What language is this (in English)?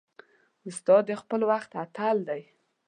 Pashto